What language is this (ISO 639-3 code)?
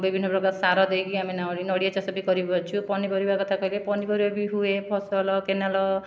ori